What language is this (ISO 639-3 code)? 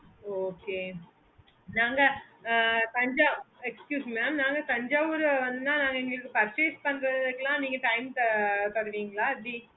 tam